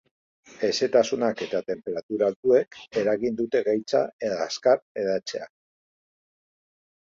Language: Basque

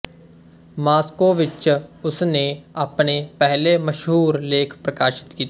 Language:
Punjabi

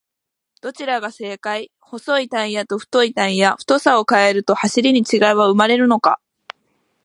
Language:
Japanese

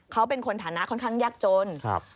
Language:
Thai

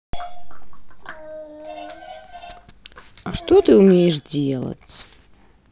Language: Russian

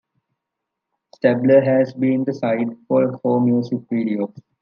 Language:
English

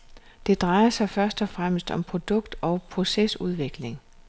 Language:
Danish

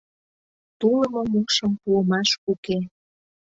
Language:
Mari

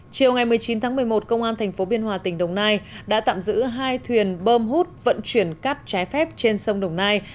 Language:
Vietnamese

